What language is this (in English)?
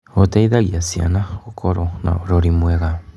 Kikuyu